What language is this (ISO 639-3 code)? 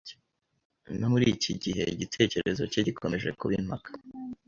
kin